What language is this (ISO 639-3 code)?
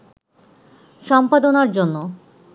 ben